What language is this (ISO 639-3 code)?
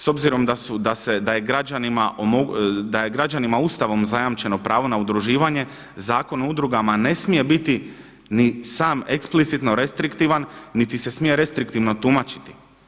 hrv